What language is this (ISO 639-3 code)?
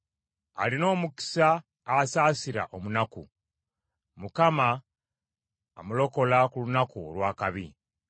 lug